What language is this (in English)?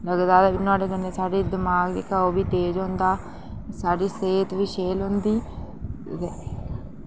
Dogri